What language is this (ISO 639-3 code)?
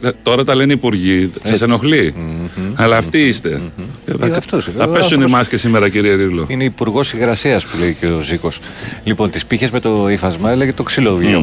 ell